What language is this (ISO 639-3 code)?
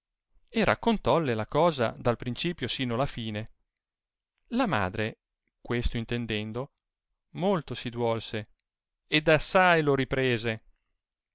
ita